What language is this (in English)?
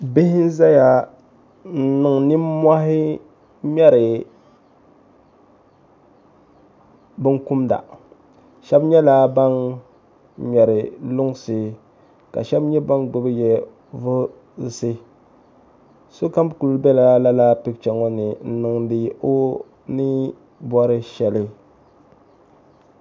Dagbani